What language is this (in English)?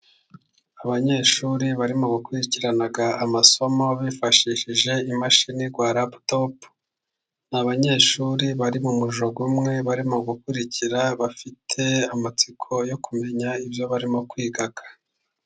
Kinyarwanda